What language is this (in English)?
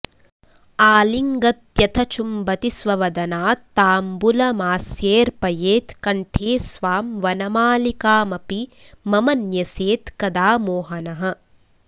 Sanskrit